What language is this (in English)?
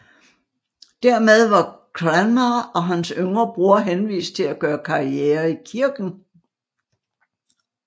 Danish